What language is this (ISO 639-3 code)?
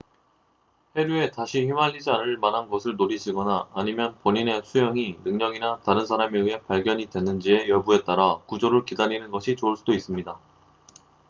kor